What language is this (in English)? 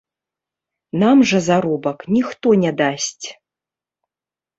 Belarusian